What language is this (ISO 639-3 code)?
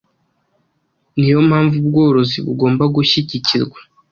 kin